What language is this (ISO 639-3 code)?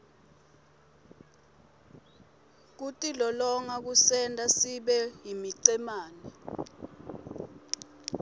ssw